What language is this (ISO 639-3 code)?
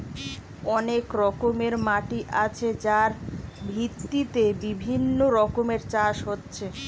ben